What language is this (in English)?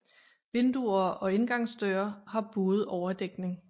Danish